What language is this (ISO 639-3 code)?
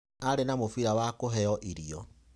kik